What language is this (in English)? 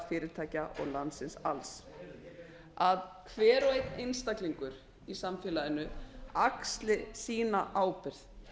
Icelandic